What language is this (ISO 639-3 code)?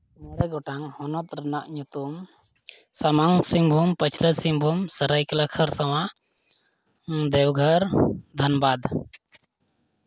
sat